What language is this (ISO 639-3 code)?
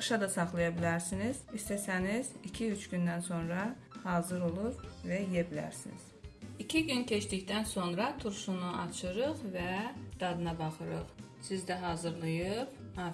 tur